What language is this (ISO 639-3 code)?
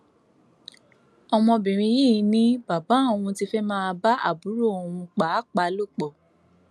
yor